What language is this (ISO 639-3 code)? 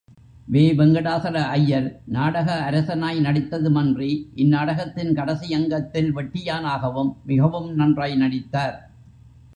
tam